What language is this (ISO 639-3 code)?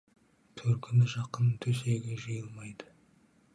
kaz